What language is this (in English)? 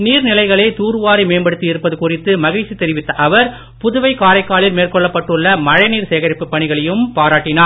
Tamil